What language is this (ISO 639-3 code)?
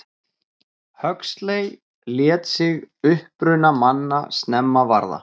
isl